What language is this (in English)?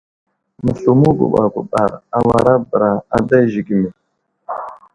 Wuzlam